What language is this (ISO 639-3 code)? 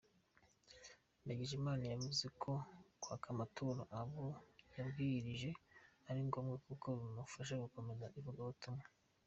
kin